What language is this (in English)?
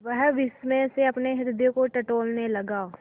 Hindi